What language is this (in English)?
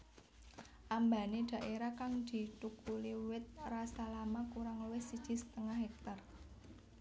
Javanese